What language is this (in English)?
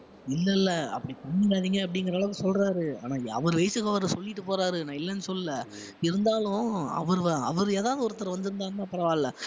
Tamil